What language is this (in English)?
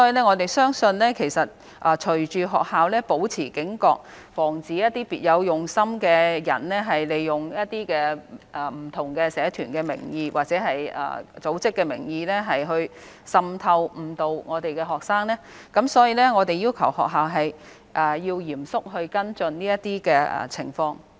Cantonese